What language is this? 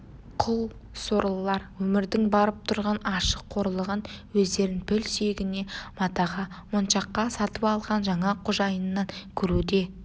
Kazakh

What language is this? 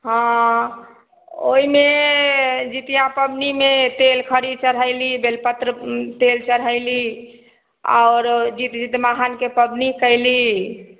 Maithili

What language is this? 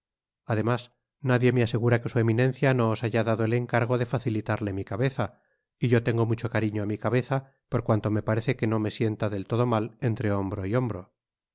Spanish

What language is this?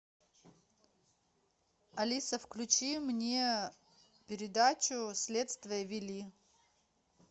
Russian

